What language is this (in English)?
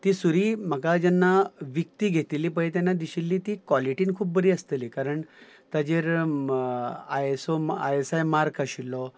Konkani